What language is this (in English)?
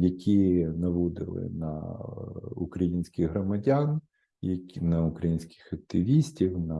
Ukrainian